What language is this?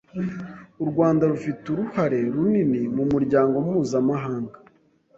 Kinyarwanda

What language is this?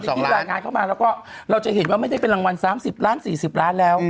Thai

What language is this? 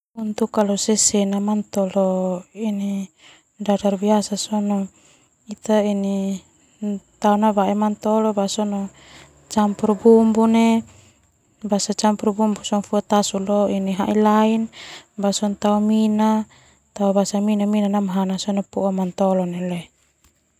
Termanu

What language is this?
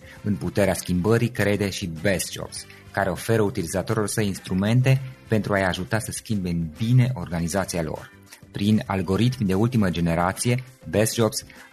Romanian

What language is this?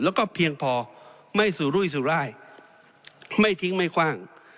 Thai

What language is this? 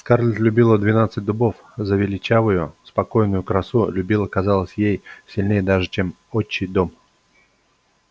Russian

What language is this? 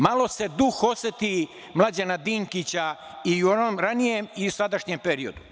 Serbian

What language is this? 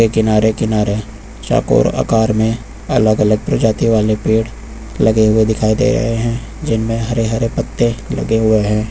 Hindi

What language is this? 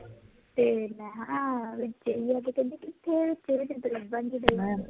Punjabi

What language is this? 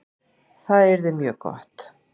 Icelandic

